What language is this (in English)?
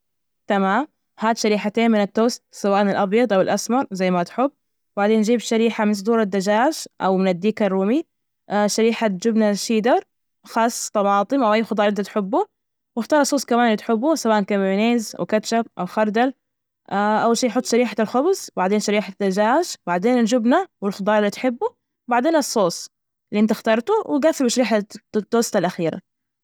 Najdi Arabic